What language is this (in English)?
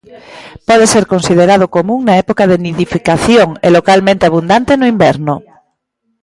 Galician